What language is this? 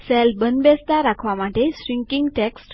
Gujarati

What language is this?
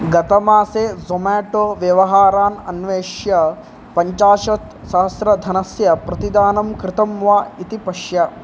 Sanskrit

